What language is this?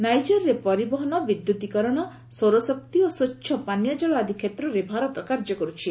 Odia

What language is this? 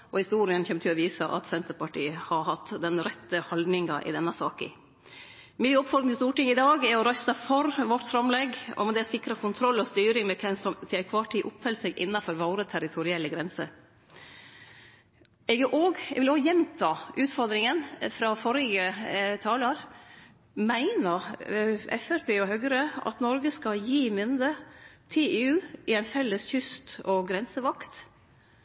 Norwegian Nynorsk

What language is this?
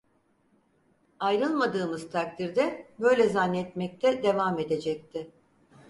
Turkish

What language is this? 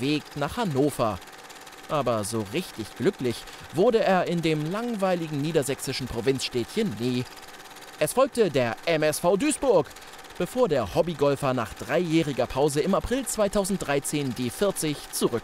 German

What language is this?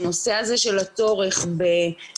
Hebrew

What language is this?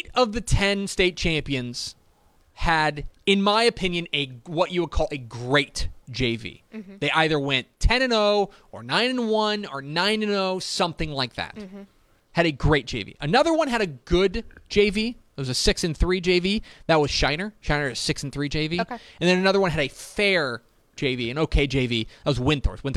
English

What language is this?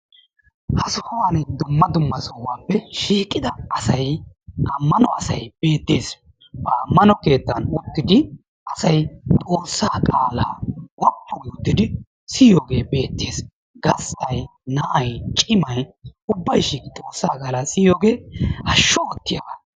Wolaytta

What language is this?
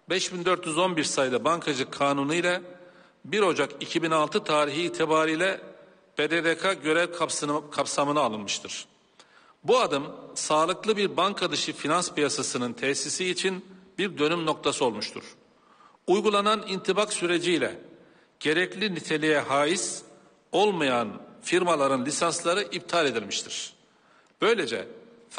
Turkish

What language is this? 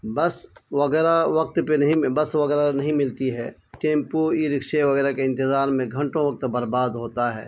Urdu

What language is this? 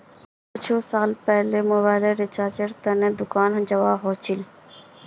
Magahi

